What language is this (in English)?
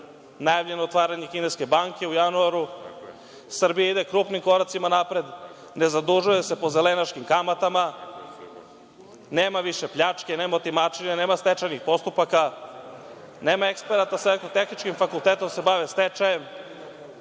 Serbian